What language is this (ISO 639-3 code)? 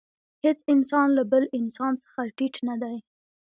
pus